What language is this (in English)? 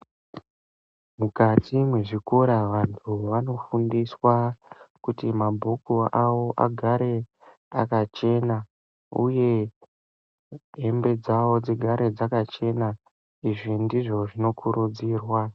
Ndau